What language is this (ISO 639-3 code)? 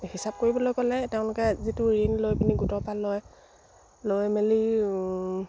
asm